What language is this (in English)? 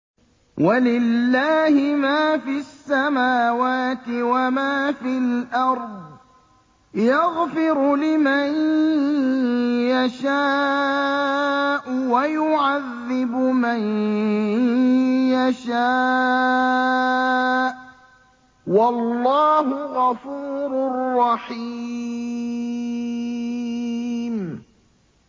Arabic